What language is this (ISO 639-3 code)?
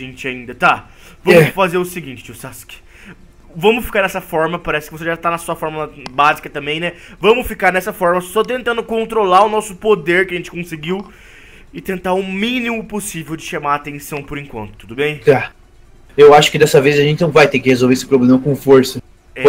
por